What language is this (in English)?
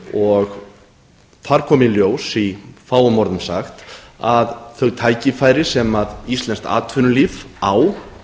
Icelandic